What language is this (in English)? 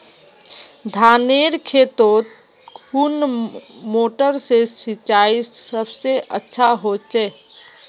Magahi